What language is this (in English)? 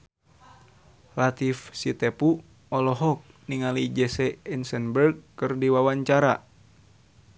Sundanese